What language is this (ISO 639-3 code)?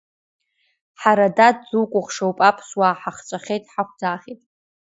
abk